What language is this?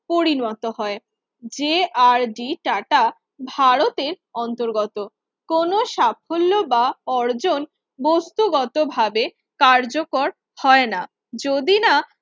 Bangla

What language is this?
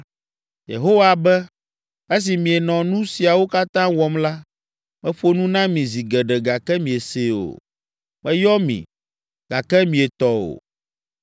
Ewe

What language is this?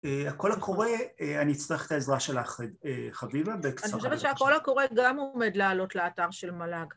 Hebrew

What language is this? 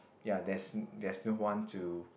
English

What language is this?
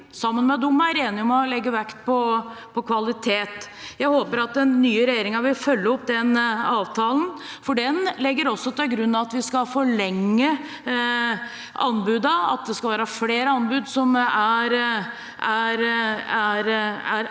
Norwegian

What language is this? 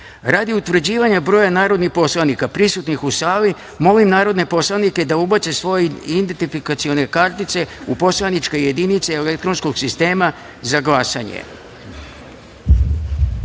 Serbian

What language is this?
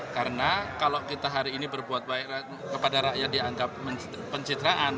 Indonesian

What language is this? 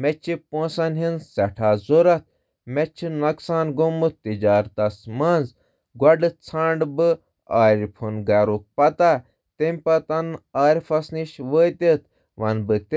Kashmiri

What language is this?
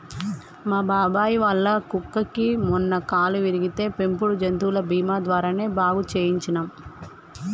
Telugu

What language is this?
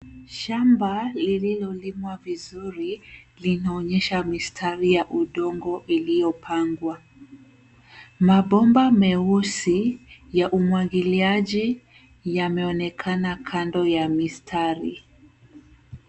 Swahili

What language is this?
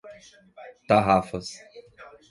Portuguese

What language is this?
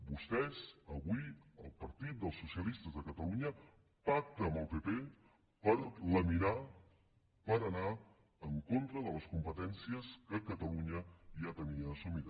Catalan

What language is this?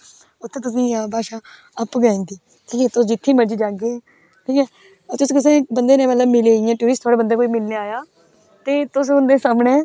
Dogri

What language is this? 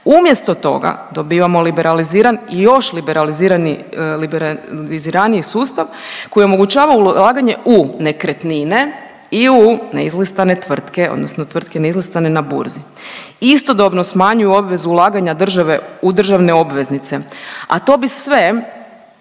Croatian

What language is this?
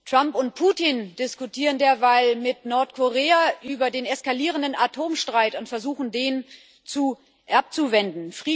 German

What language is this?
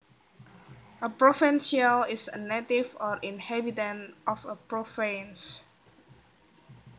Javanese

